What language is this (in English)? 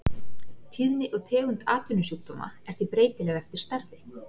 Icelandic